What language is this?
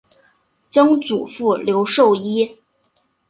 Chinese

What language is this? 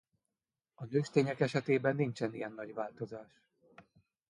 Hungarian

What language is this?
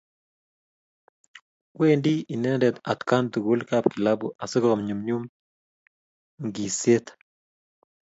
Kalenjin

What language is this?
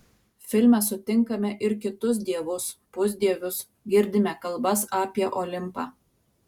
Lithuanian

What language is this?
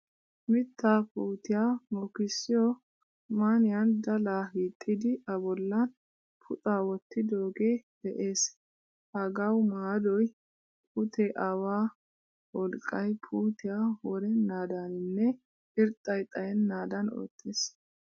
Wolaytta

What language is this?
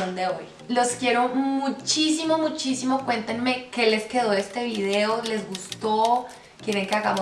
Spanish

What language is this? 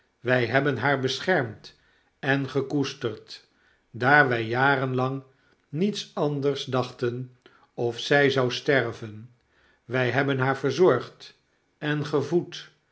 Dutch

